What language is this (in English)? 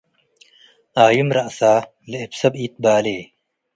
Tigre